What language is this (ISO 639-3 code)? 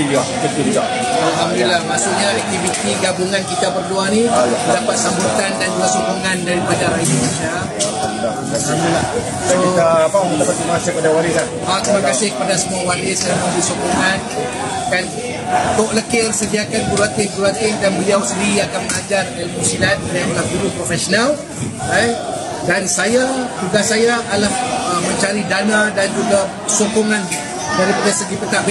msa